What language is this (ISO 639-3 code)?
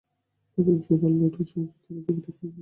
ben